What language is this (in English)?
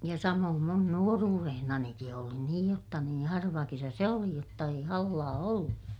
Finnish